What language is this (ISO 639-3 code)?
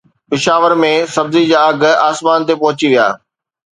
snd